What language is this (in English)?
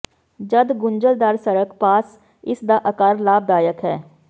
Punjabi